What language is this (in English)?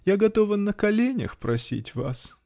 Russian